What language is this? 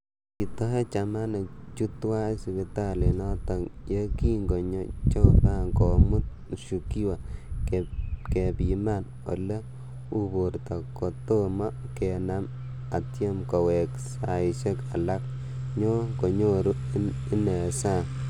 Kalenjin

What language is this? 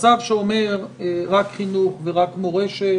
Hebrew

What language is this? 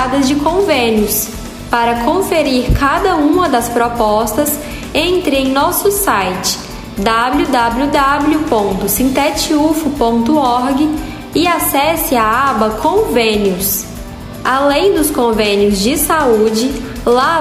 Portuguese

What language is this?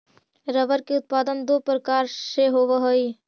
Magahi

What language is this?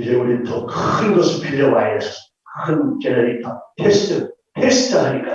Korean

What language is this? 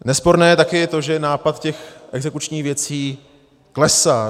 Czech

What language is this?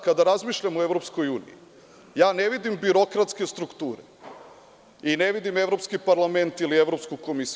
Serbian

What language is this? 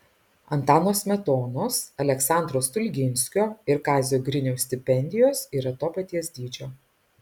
Lithuanian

